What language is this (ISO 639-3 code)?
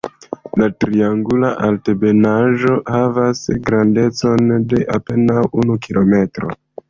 epo